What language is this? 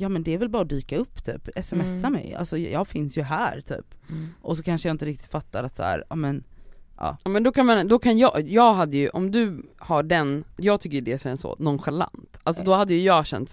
Swedish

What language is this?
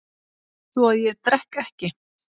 Icelandic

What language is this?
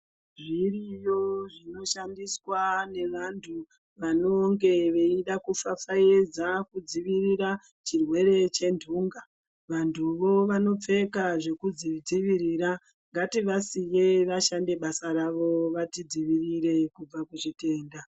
Ndau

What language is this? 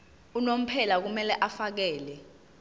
Zulu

